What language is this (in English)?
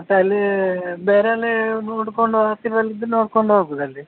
Kannada